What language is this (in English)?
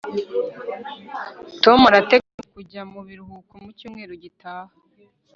Kinyarwanda